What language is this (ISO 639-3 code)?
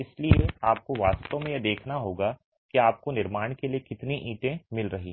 hin